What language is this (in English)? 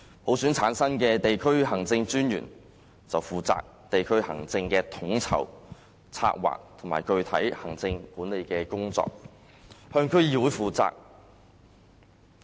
Cantonese